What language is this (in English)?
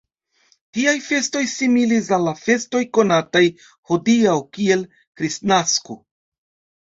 Esperanto